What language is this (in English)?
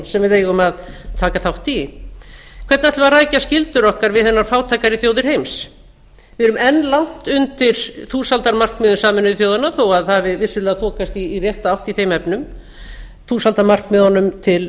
Icelandic